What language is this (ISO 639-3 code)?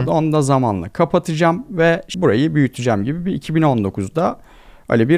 tur